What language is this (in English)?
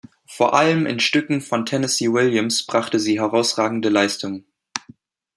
German